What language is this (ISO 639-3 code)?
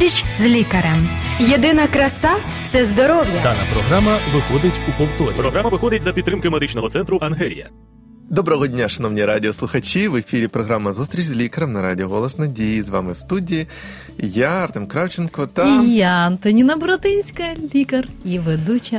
ukr